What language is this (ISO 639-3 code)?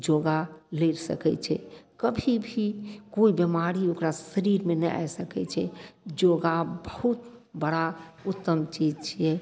mai